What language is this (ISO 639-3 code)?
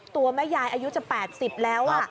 tha